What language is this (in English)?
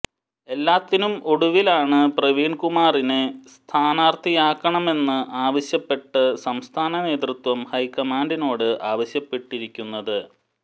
Malayalam